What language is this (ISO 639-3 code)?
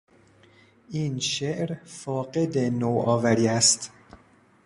fas